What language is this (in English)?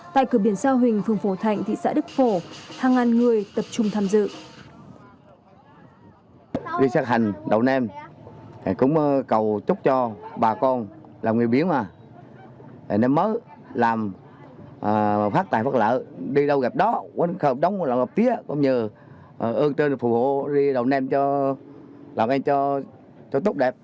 Vietnamese